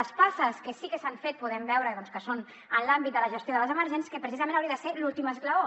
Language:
Catalan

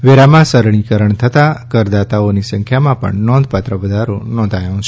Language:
Gujarati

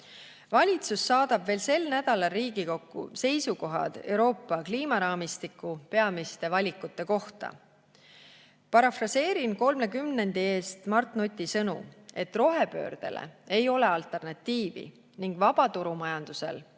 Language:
Estonian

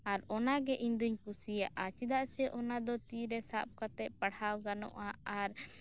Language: Santali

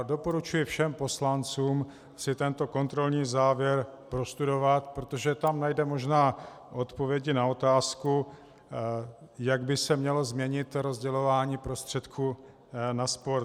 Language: Czech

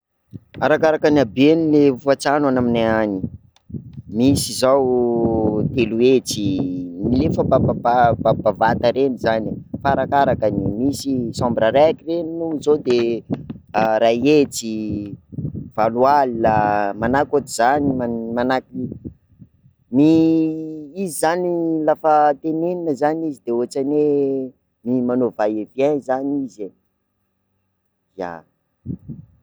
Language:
Sakalava Malagasy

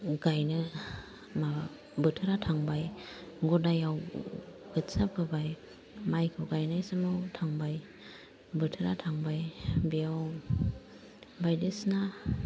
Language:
Bodo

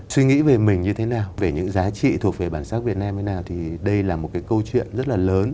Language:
Vietnamese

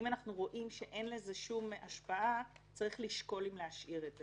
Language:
Hebrew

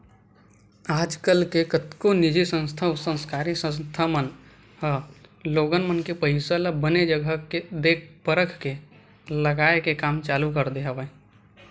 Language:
Chhattisgarhi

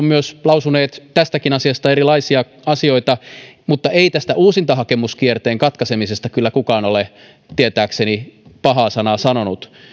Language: Finnish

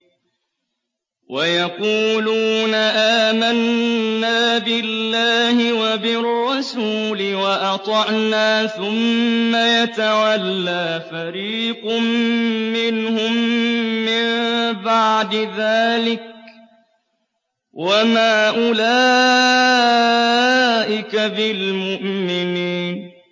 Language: Arabic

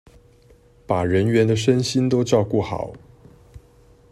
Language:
Chinese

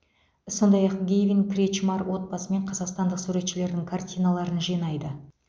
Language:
Kazakh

